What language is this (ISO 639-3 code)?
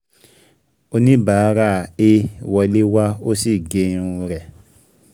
yor